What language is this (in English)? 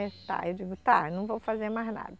Portuguese